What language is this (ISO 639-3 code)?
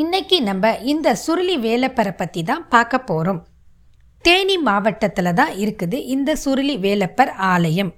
tam